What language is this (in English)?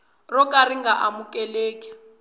Tsonga